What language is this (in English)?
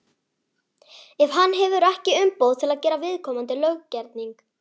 Icelandic